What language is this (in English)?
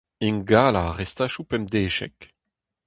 Breton